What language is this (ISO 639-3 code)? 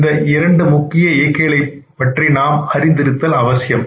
tam